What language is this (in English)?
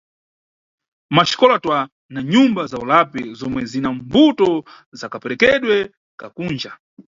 Nyungwe